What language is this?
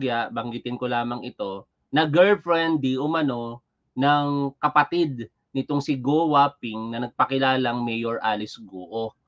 Filipino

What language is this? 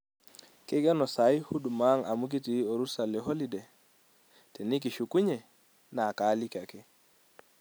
Masai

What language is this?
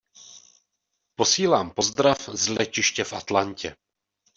Czech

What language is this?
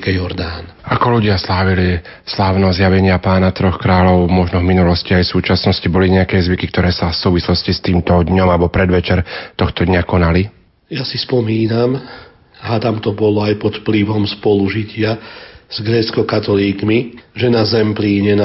Slovak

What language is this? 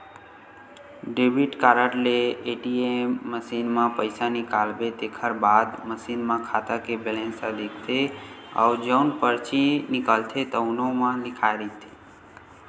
Chhattisgarhi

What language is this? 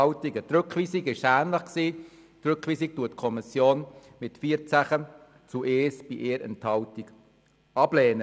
Swiss German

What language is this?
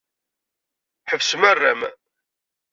Kabyle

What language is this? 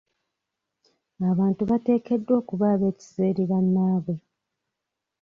Ganda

